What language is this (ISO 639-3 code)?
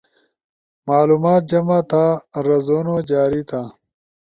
ush